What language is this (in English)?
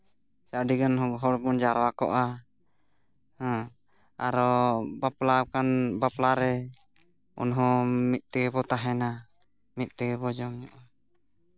Santali